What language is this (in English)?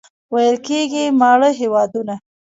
Pashto